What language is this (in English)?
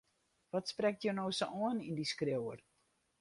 Western Frisian